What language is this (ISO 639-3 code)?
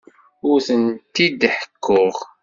kab